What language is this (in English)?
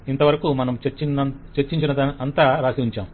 Telugu